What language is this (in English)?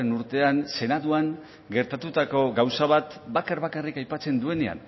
Basque